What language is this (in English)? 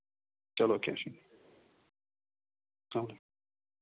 Kashmiri